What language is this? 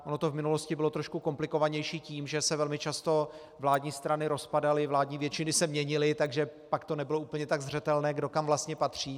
Czech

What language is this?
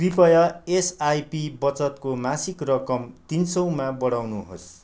Nepali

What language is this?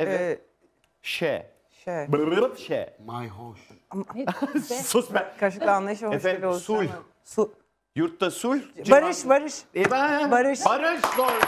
Turkish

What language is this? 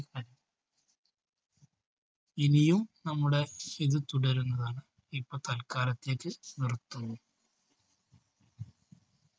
Malayalam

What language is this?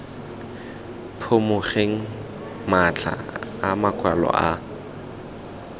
Tswana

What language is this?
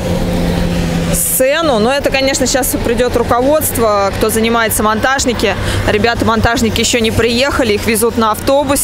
Russian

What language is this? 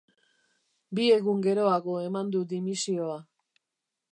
Basque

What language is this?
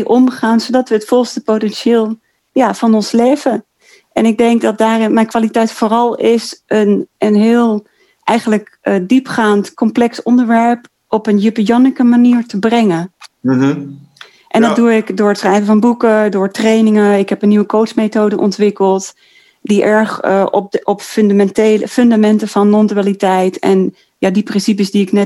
Dutch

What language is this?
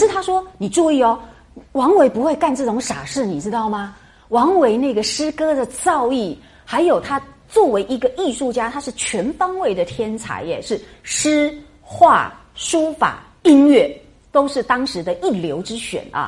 Chinese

